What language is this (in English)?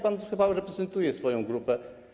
Polish